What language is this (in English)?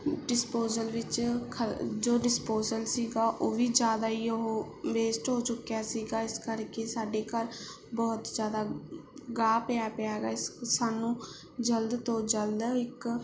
Punjabi